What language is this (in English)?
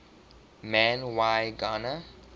English